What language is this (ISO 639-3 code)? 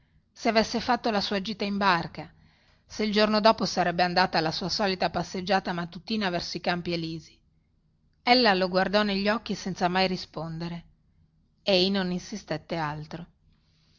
ita